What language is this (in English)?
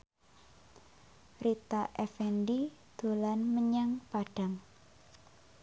Javanese